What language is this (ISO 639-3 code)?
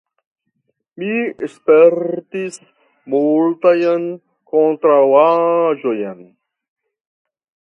epo